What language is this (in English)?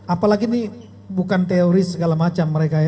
Indonesian